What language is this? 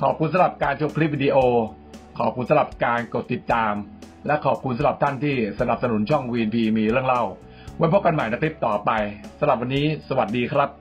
Thai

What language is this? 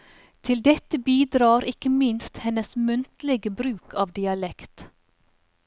Norwegian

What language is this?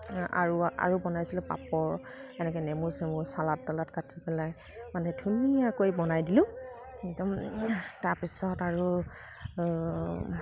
Assamese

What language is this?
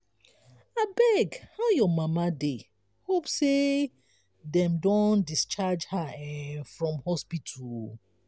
Nigerian Pidgin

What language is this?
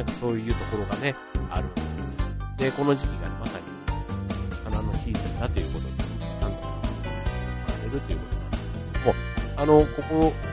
Japanese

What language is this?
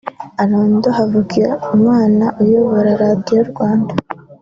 Kinyarwanda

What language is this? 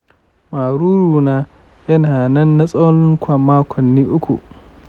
Hausa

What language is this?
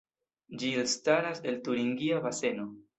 Esperanto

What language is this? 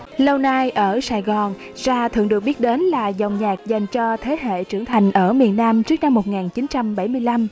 Vietnamese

